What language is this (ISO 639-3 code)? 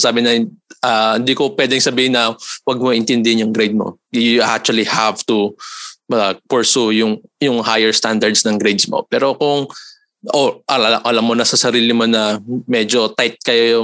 fil